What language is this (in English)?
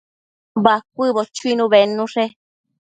Matsés